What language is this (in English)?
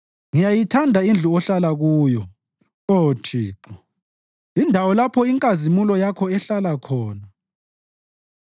North Ndebele